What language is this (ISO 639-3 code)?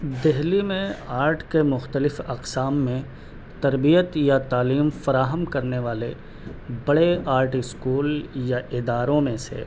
urd